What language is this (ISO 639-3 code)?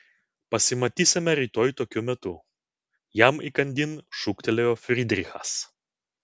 lit